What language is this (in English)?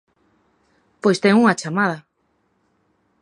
Galician